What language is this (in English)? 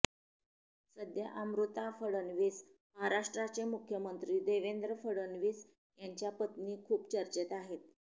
Marathi